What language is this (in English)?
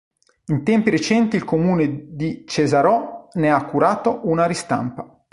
Italian